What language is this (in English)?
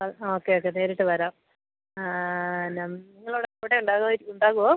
Malayalam